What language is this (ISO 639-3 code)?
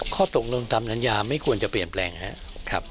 tha